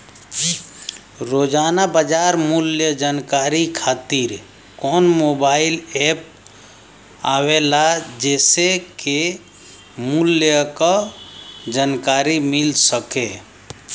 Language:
Bhojpuri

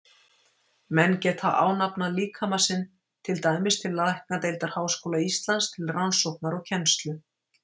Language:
Icelandic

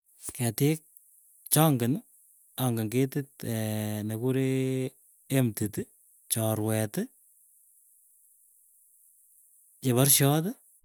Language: Keiyo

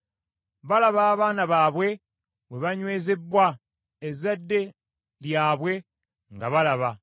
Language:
Ganda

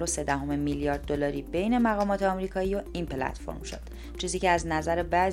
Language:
Persian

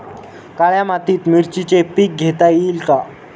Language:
Marathi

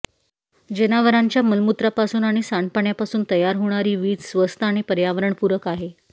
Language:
Marathi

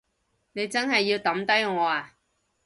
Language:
Cantonese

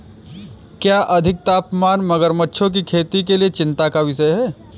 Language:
Hindi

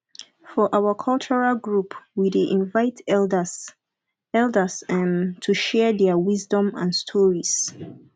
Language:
Nigerian Pidgin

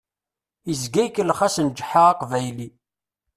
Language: Kabyle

